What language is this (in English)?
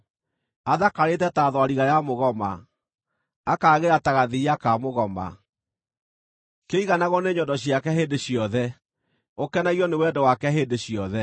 Kikuyu